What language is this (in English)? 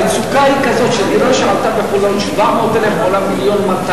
Hebrew